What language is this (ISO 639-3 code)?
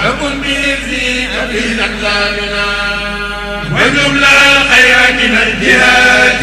ara